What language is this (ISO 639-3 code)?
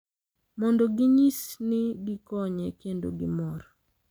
luo